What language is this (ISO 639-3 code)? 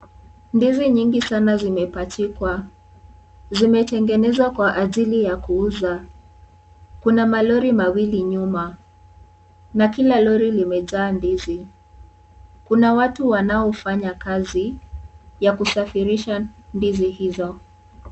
swa